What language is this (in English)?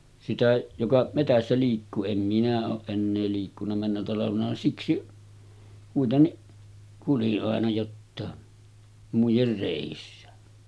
Finnish